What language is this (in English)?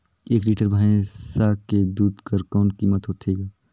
Chhattisgarhi